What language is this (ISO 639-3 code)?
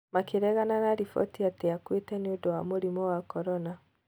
kik